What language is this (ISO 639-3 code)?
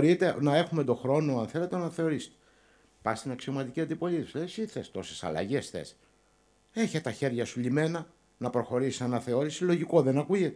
ell